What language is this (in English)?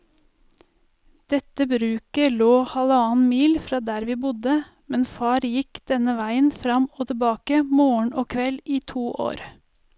Norwegian